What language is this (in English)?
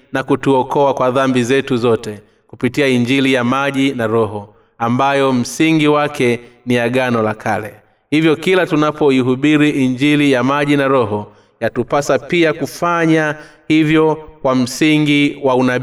Swahili